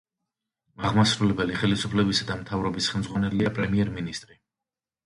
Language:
Georgian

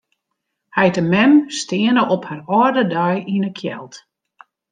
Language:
Western Frisian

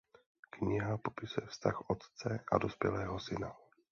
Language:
Czech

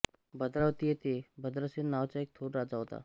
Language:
Marathi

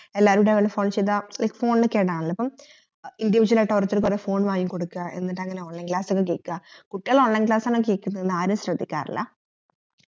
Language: Malayalam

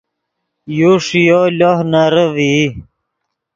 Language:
Yidgha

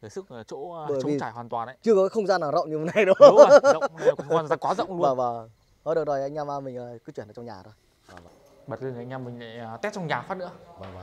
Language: Vietnamese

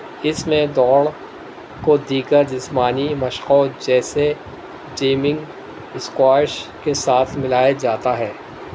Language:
Urdu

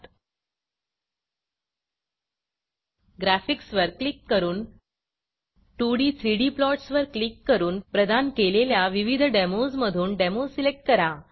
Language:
Marathi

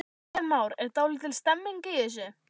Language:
Icelandic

